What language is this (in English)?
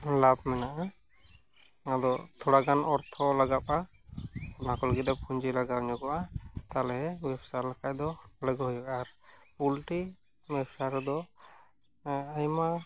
Santali